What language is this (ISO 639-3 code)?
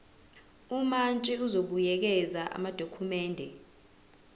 zul